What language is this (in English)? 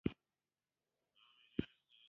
Pashto